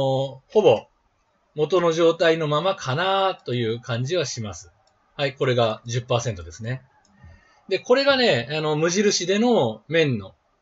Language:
Japanese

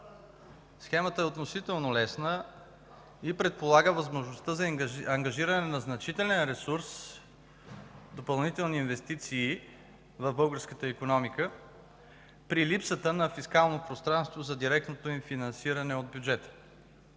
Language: Bulgarian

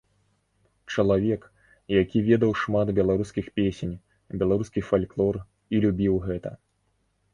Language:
Belarusian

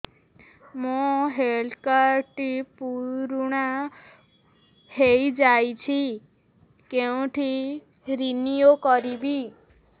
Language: Odia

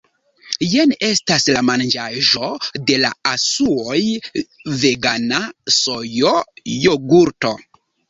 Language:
Esperanto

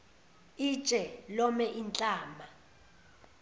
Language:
Zulu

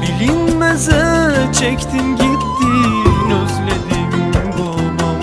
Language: Turkish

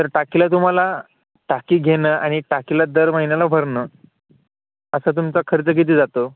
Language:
Marathi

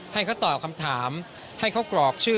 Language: Thai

